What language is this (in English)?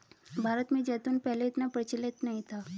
Hindi